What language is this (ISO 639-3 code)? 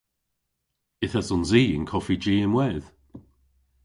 cor